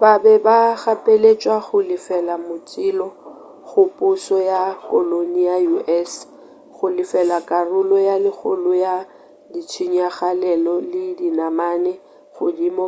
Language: Northern Sotho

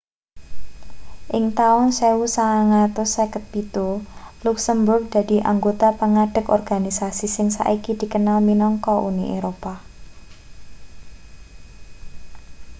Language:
Javanese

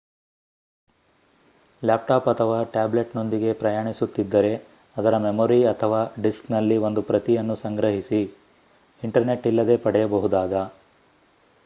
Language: Kannada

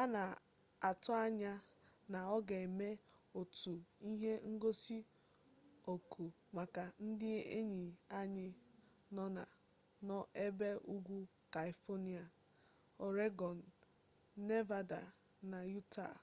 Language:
Igbo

